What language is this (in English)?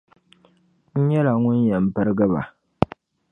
Dagbani